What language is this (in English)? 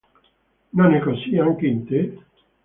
Italian